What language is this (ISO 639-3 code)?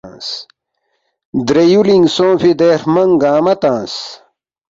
bft